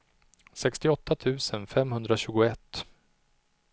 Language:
Swedish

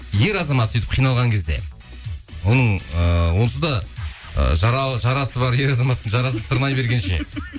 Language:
Kazakh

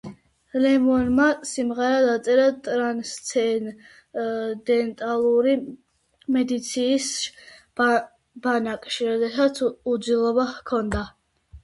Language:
Georgian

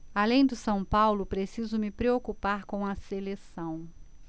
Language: Portuguese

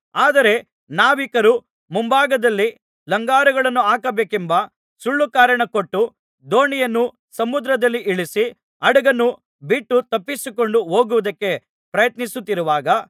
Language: Kannada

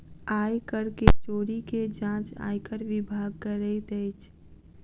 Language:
Maithili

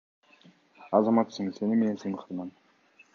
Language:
Kyrgyz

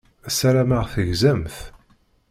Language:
Kabyle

